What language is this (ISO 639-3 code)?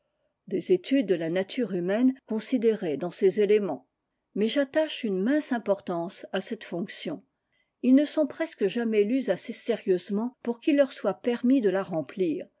fra